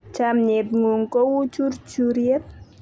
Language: Kalenjin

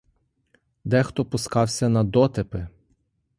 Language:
Ukrainian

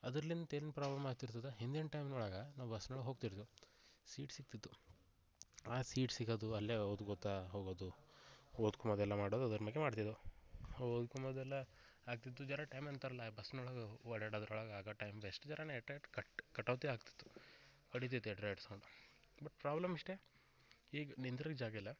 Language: Kannada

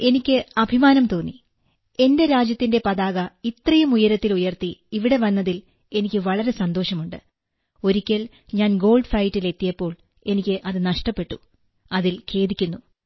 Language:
Malayalam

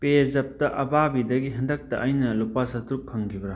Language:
Manipuri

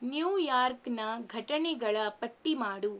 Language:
Kannada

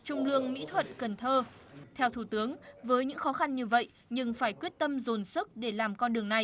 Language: Vietnamese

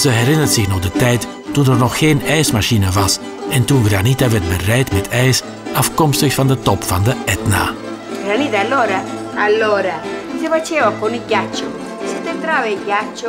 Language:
Dutch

